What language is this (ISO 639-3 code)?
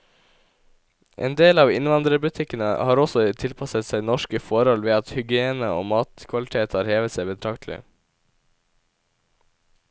nor